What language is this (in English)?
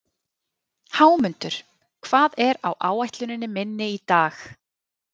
Icelandic